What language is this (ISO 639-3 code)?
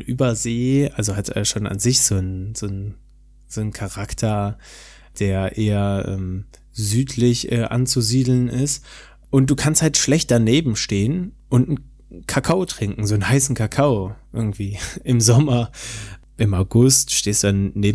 deu